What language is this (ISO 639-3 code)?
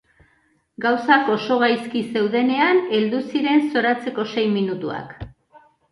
eus